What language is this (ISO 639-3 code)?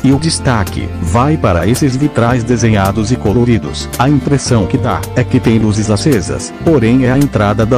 por